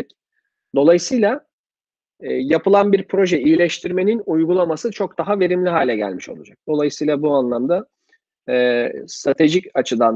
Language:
Turkish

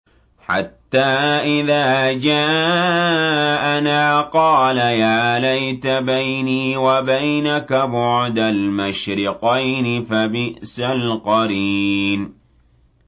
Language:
Arabic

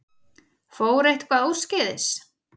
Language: Icelandic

